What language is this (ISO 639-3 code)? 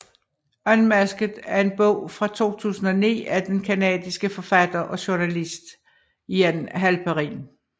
dan